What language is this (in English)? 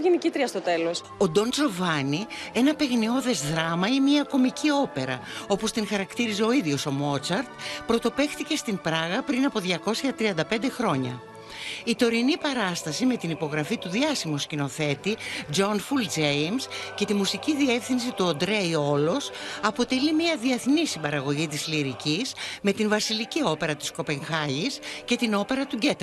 Greek